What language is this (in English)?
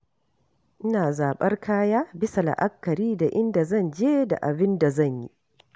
Hausa